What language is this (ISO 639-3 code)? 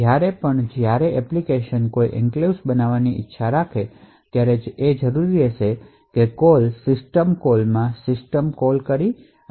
guj